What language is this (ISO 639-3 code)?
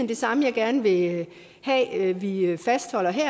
dan